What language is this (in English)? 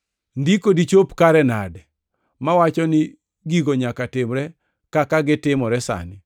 Luo (Kenya and Tanzania)